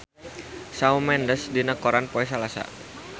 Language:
Sundanese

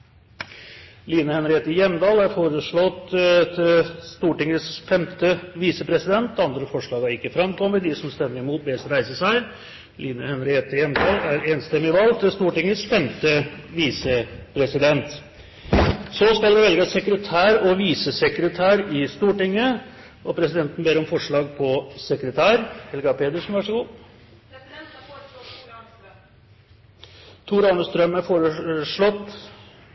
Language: Norwegian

